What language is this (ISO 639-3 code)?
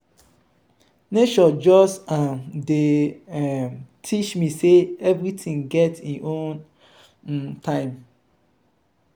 pcm